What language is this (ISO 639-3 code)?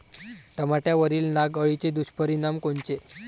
mar